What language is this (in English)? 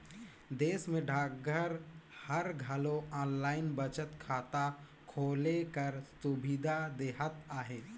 Chhattisgarhi